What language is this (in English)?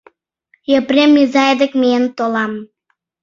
Mari